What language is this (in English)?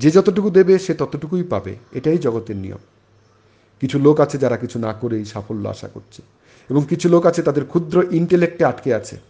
Bangla